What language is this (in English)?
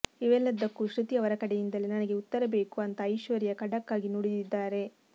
Kannada